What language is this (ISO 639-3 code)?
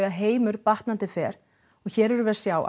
isl